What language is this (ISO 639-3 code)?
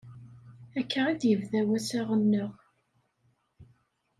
kab